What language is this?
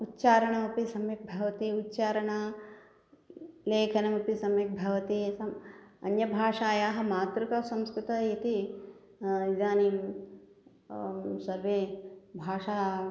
Sanskrit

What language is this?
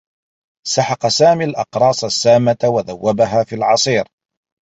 Arabic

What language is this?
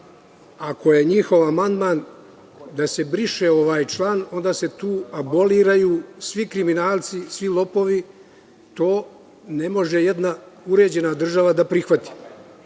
Serbian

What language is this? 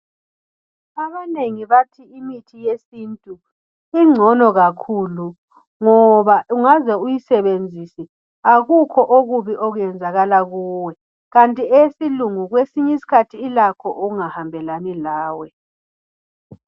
North Ndebele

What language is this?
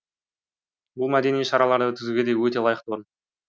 Kazakh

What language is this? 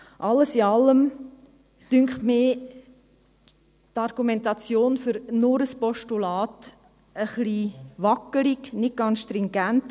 Swiss German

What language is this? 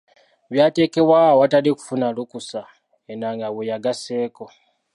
Ganda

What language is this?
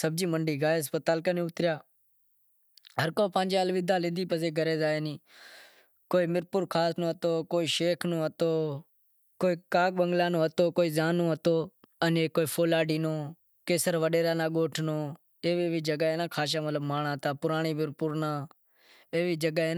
Wadiyara Koli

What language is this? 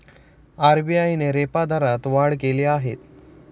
Marathi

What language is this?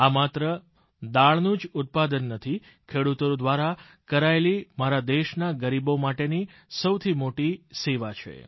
Gujarati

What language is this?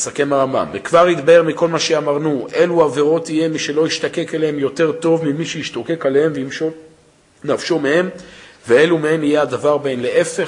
Hebrew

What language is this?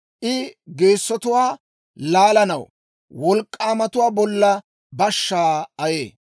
Dawro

